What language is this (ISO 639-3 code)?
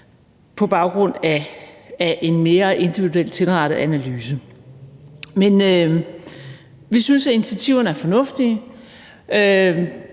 dan